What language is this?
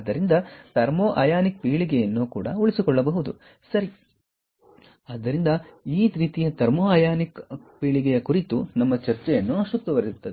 Kannada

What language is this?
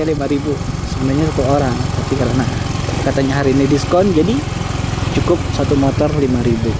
Indonesian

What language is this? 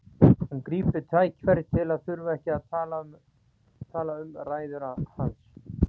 Icelandic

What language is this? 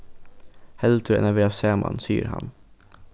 Faroese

